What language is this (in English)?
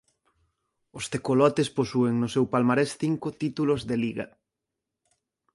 Galician